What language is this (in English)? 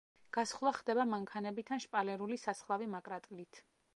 Georgian